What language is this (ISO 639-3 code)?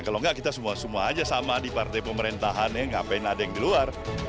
ind